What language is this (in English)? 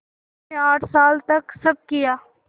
Hindi